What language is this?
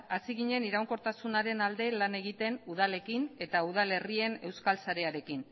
Basque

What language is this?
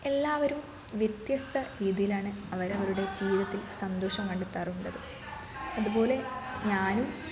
Malayalam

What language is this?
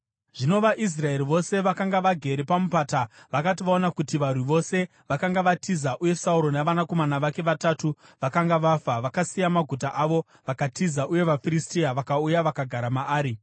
Shona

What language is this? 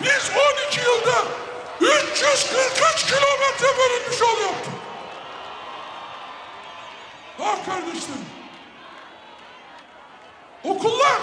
Turkish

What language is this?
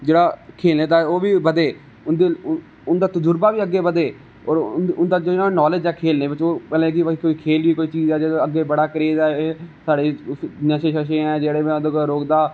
Dogri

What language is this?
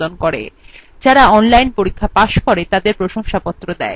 Bangla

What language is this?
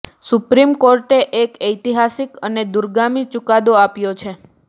Gujarati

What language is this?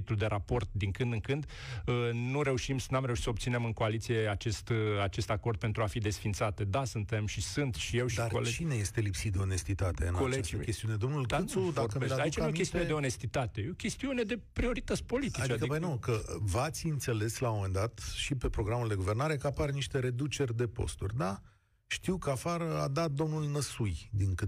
Romanian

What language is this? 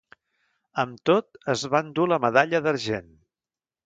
Catalan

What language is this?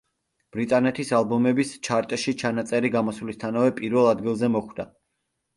Georgian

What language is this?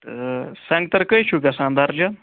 Kashmiri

